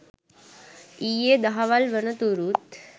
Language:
Sinhala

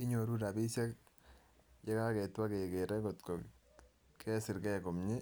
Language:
Kalenjin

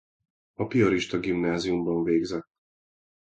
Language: Hungarian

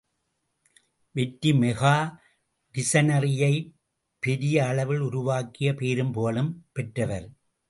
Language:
Tamil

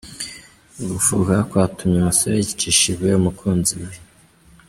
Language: Kinyarwanda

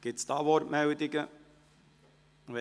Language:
Swiss German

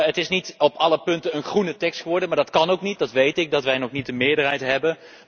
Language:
Dutch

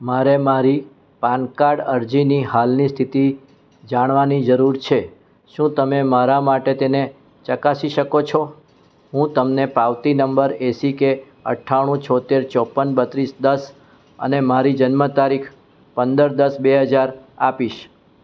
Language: Gujarati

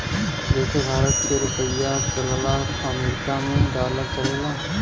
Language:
Bhojpuri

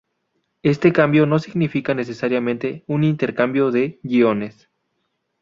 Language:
Spanish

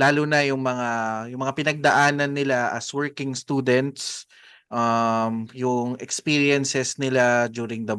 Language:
Filipino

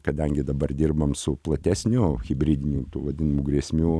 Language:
Lithuanian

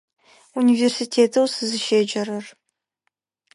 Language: Adyghe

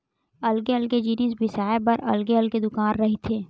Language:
Chhattisgarhi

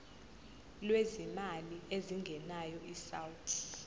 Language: Zulu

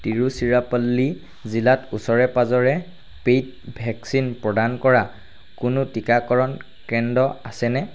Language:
Assamese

